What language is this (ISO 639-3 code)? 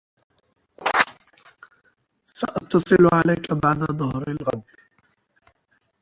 ara